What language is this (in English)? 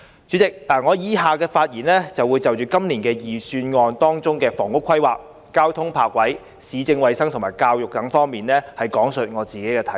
Cantonese